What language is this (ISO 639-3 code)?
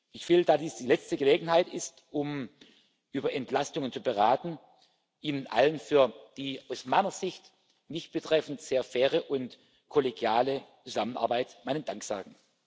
deu